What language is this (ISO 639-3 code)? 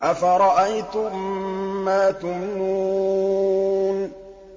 ara